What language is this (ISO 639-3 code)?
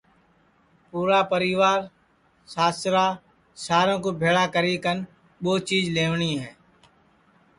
ssi